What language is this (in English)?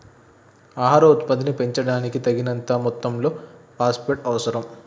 Telugu